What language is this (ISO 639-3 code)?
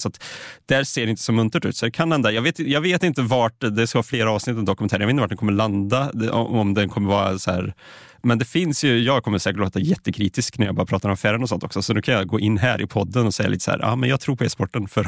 swe